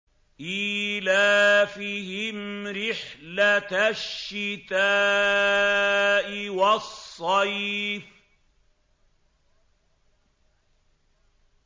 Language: Arabic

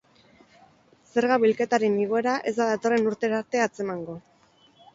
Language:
Basque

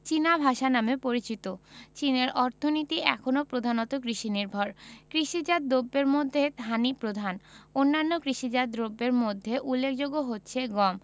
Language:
Bangla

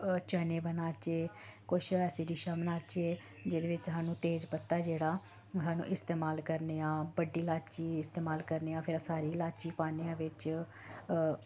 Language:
Dogri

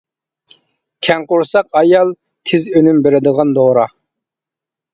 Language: Uyghur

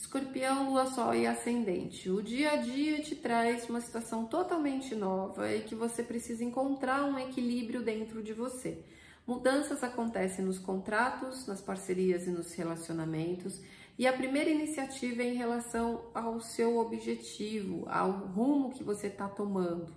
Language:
Portuguese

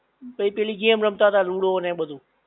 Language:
Gujarati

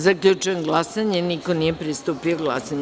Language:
Serbian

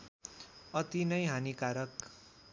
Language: Nepali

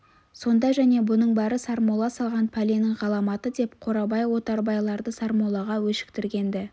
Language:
Kazakh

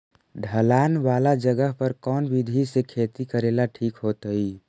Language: Magahi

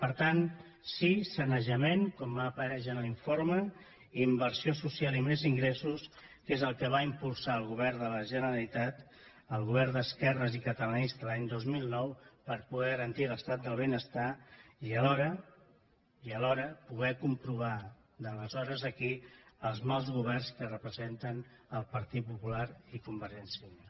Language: Catalan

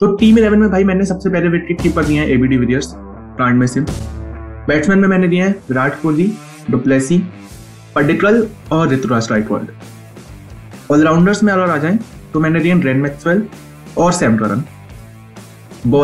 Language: Hindi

